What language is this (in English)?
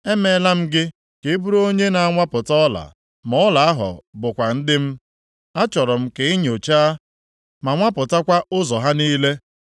Igbo